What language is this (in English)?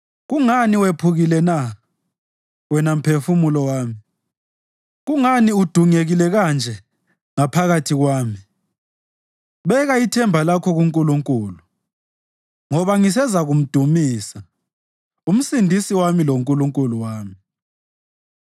North Ndebele